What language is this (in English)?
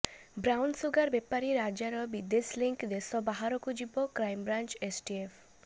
Odia